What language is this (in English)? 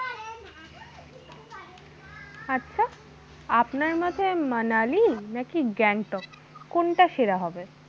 Bangla